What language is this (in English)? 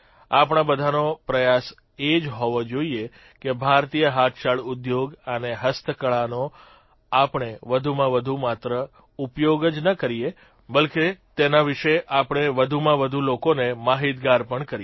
Gujarati